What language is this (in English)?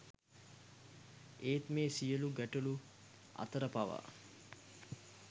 Sinhala